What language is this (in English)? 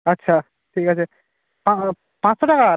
Bangla